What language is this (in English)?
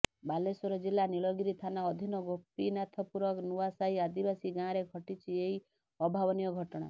Odia